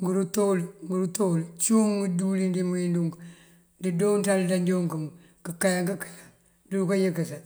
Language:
Mandjak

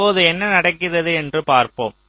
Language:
Tamil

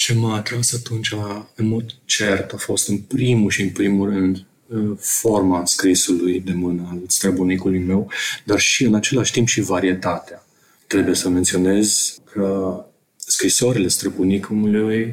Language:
Romanian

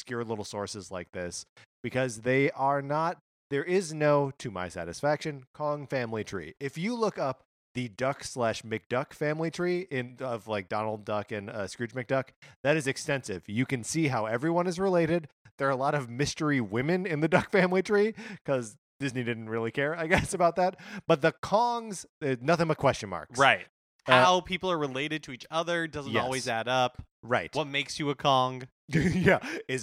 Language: English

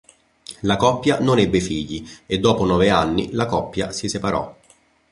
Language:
Italian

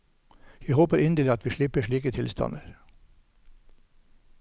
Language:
Norwegian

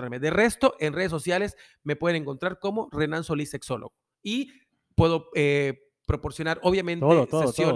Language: Spanish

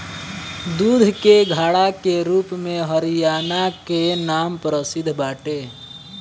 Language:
Bhojpuri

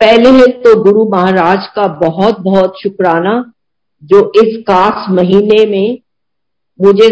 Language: Hindi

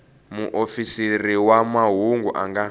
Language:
Tsonga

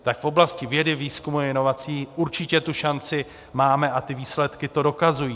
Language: Czech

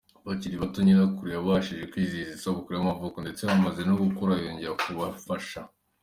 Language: Kinyarwanda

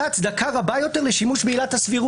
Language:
Hebrew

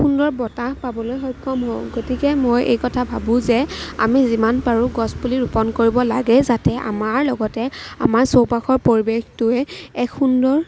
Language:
Assamese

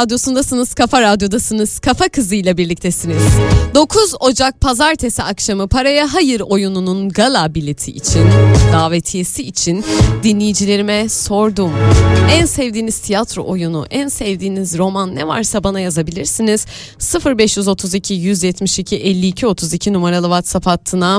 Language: Turkish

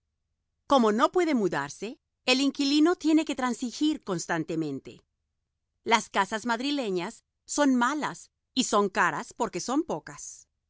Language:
Spanish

